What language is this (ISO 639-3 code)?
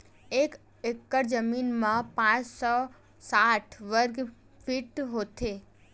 hne